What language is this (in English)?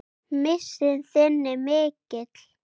Icelandic